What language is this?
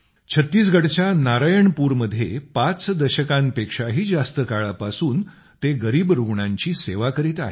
Marathi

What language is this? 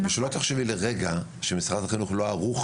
Hebrew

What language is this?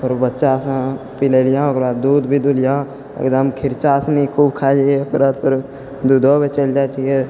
Maithili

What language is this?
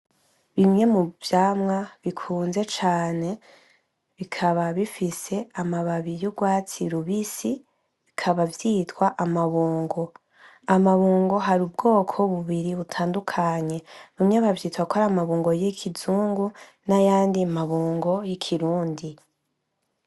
Rundi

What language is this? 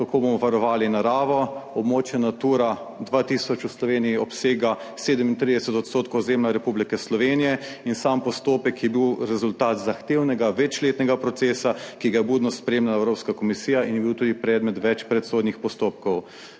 Slovenian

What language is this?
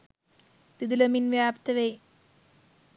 Sinhala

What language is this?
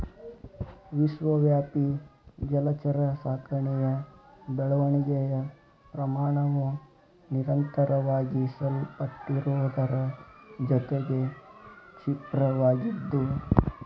Kannada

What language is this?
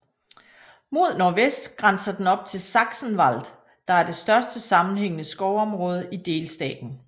Danish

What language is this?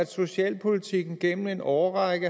Danish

